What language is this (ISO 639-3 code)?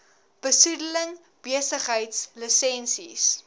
afr